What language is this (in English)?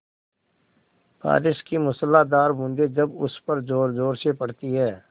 Hindi